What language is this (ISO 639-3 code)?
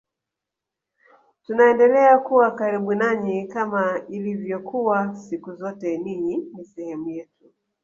swa